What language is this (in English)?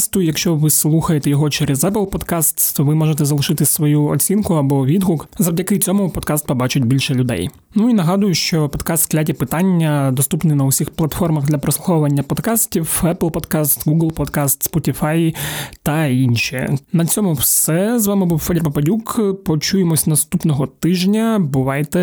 Ukrainian